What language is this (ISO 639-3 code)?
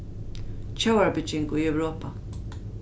fao